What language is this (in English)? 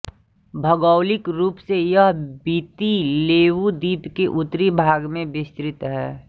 Hindi